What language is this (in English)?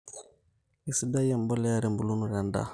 Masai